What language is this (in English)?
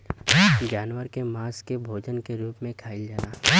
Bhojpuri